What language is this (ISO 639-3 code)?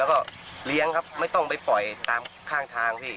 tha